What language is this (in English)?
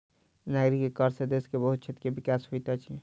Maithili